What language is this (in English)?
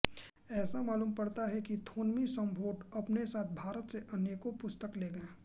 Hindi